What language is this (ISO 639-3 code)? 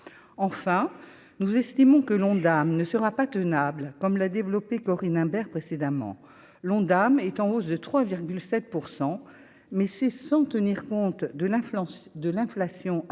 fra